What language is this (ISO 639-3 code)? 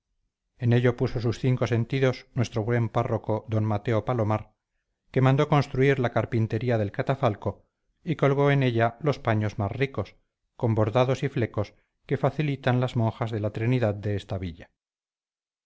spa